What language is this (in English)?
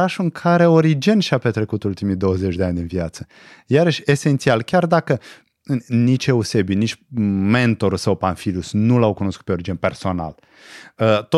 Romanian